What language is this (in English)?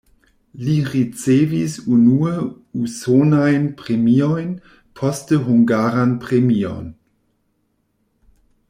Esperanto